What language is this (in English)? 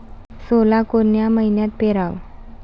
Marathi